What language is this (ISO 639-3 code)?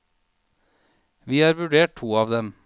nor